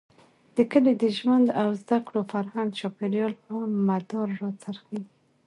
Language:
Pashto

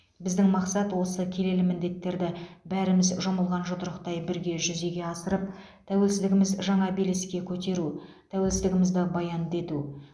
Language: Kazakh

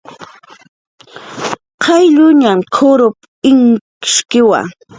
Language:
Jaqaru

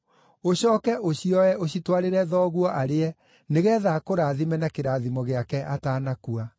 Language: Kikuyu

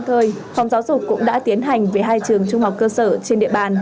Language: Vietnamese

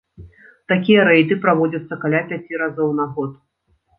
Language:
Belarusian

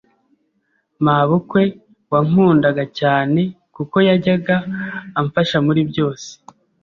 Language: Kinyarwanda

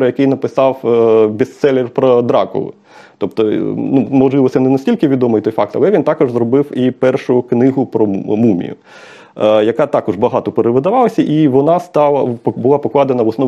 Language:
Ukrainian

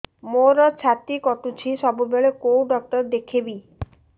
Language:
Odia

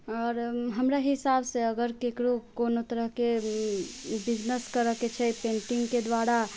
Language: Maithili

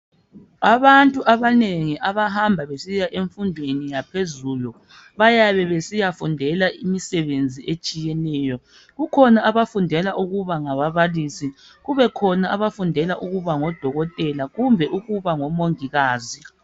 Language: North Ndebele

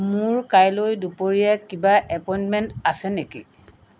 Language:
Assamese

